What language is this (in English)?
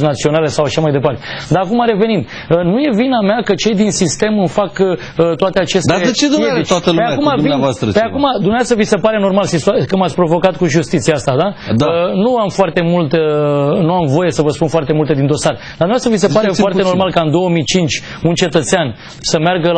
Romanian